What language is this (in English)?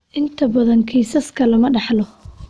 Somali